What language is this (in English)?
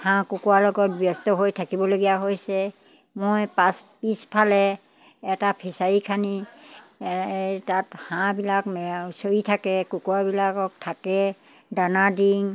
Assamese